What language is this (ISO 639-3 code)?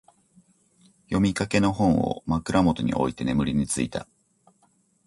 jpn